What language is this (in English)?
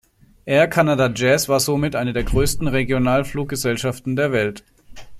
German